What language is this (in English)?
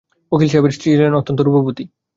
Bangla